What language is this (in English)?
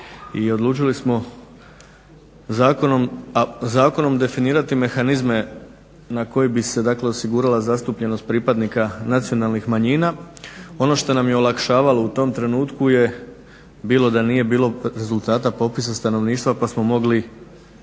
Croatian